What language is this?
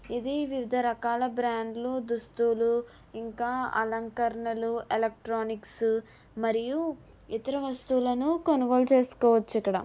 Telugu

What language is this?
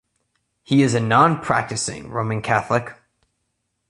English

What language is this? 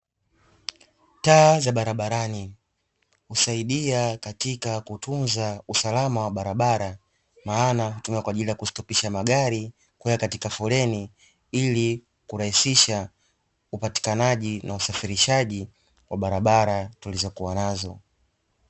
Swahili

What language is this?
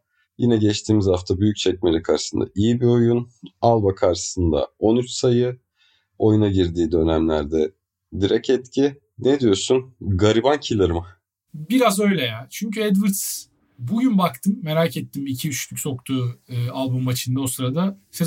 Turkish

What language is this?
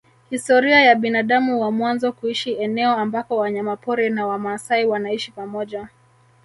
Swahili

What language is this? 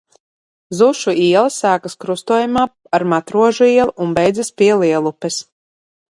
Latvian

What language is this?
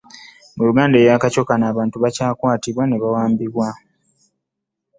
Ganda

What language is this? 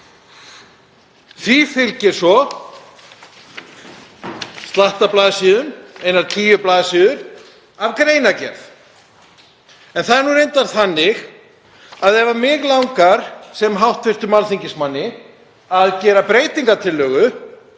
Icelandic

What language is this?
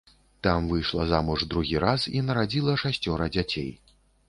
Belarusian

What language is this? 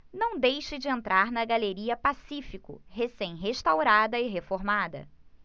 Portuguese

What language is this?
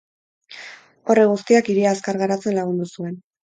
Basque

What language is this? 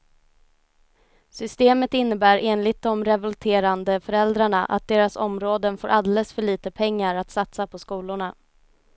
Swedish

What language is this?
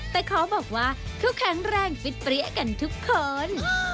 Thai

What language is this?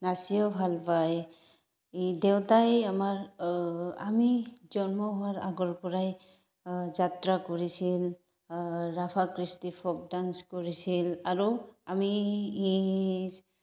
Assamese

